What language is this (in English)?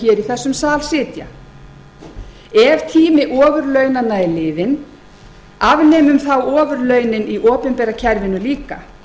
Icelandic